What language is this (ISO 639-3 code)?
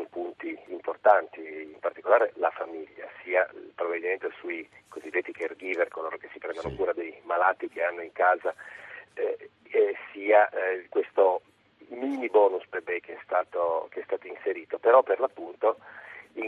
ita